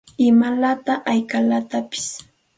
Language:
Santa Ana de Tusi Pasco Quechua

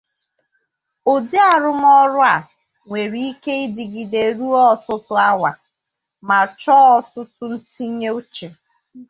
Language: Igbo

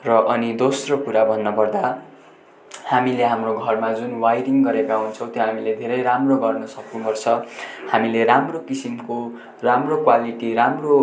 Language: Nepali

